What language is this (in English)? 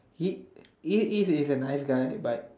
English